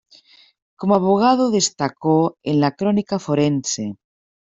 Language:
Spanish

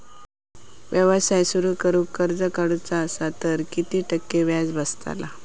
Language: Marathi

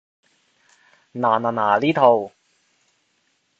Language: Cantonese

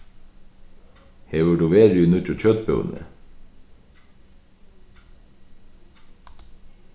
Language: Faroese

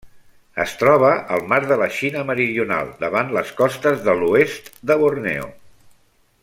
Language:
Catalan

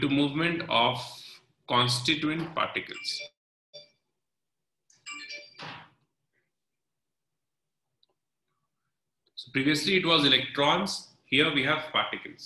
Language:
English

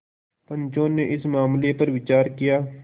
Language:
Hindi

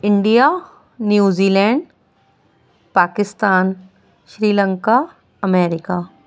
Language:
Urdu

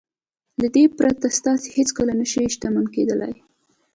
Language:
Pashto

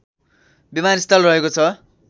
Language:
Nepali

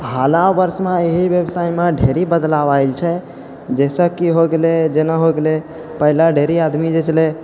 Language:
Maithili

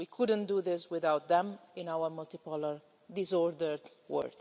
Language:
English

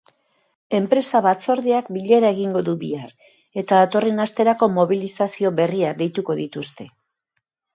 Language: Basque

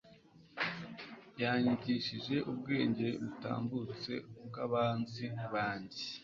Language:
Kinyarwanda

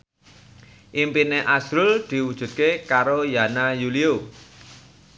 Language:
Javanese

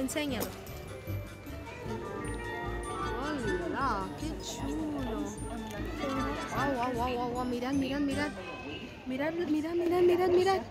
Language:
Spanish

